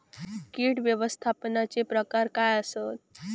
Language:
Marathi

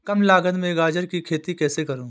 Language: Hindi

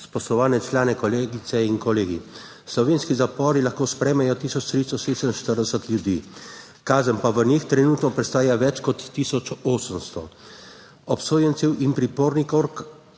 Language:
Slovenian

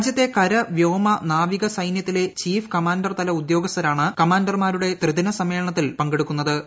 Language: Malayalam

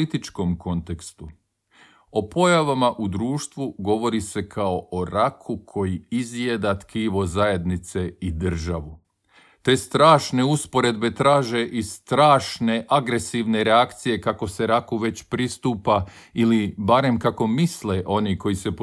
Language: Croatian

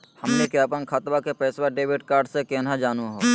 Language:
Magahi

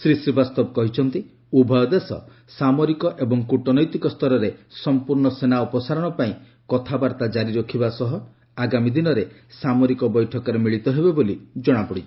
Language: Odia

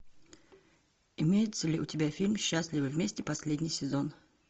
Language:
Russian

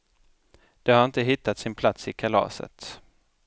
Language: Swedish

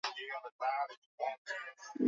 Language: Swahili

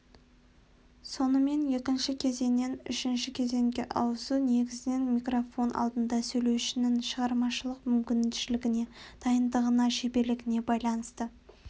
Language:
Kazakh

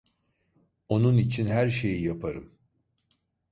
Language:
Turkish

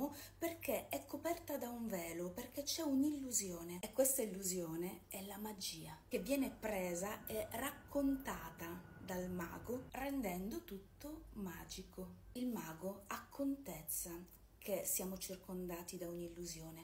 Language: Italian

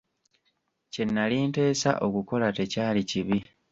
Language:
Ganda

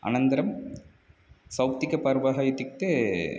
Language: Sanskrit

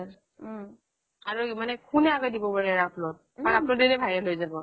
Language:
Assamese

